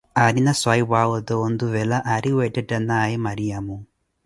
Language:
Koti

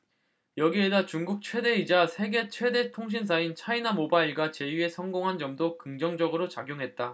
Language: Korean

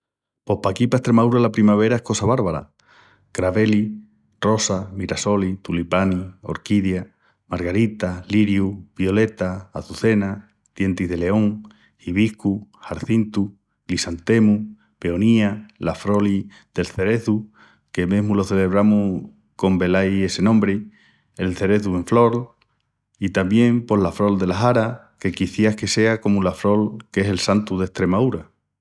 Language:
Extremaduran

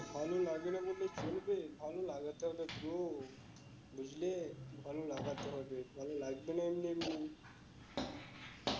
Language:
Bangla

